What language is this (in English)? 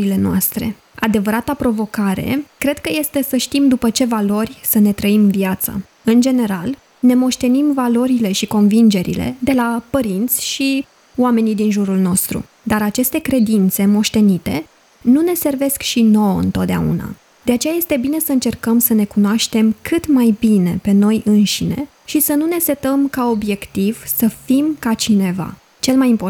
Romanian